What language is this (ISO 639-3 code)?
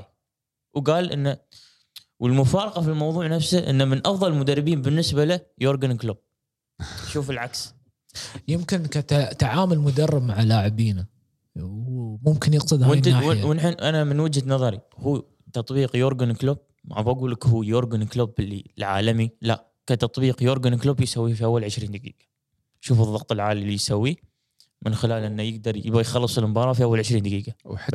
ara